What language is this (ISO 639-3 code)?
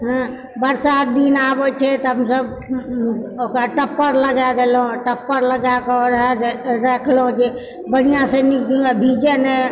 mai